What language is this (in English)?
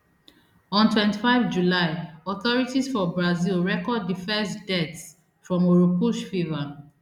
Nigerian Pidgin